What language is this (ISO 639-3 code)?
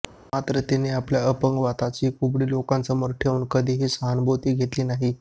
mar